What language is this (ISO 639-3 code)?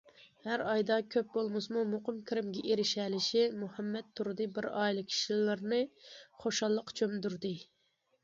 uig